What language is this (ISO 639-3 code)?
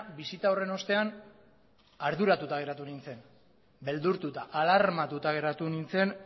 eus